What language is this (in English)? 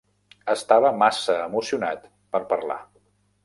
Catalan